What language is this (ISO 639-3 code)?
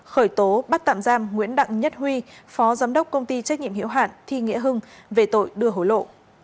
vie